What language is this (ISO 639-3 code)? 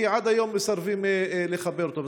heb